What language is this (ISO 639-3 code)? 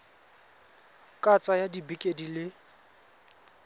tsn